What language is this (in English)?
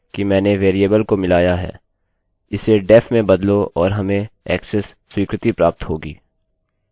Hindi